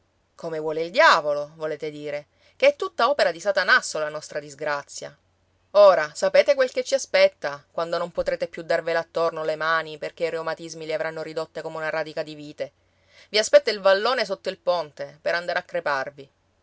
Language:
Italian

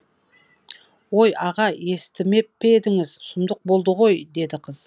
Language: Kazakh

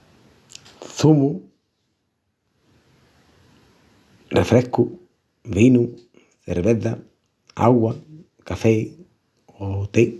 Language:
Extremaduran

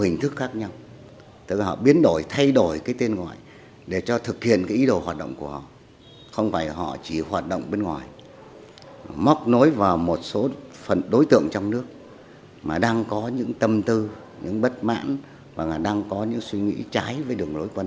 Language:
Vietnamese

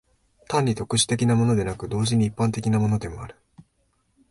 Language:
Japanese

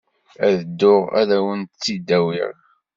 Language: Kabyle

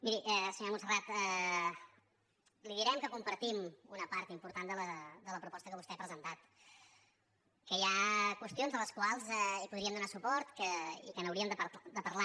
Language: Catalan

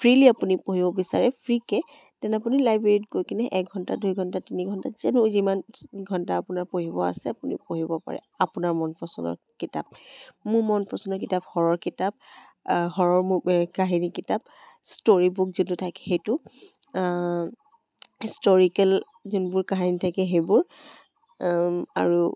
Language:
Assamese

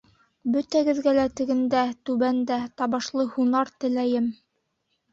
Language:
Bashkir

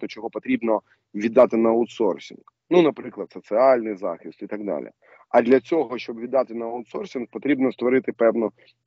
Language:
Ukrainian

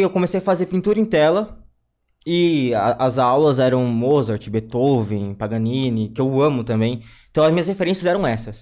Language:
Portuguese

